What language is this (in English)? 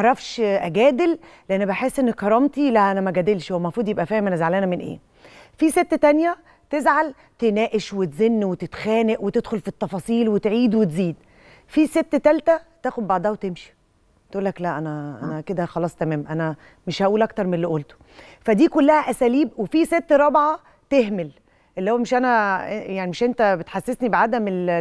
Arabic